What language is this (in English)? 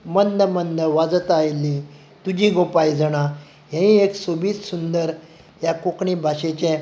Konkani